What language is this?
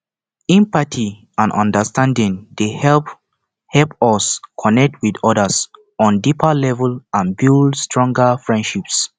Nigerian Pidgin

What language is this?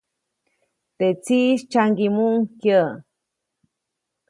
Copainalá Zoque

